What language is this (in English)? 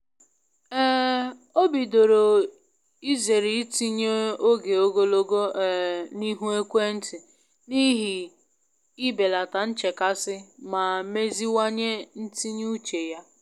Igbo